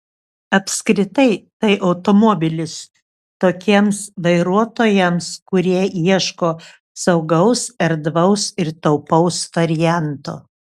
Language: Lithuanian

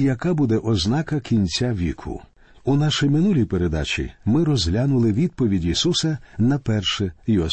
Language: Ukrainian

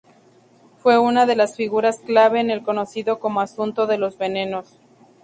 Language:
Spanish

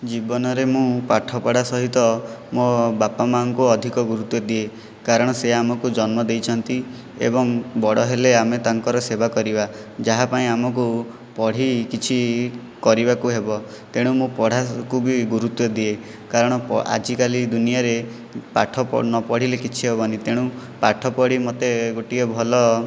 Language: Odia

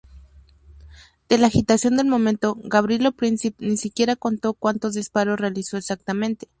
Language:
Spanish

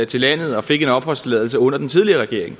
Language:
Danish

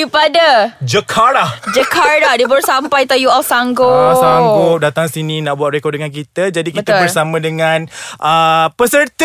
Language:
Malay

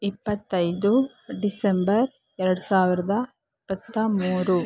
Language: Kannada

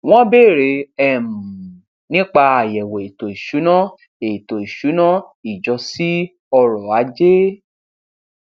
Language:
Yoruba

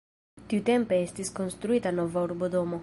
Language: Esperanto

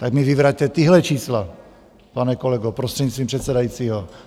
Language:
Czech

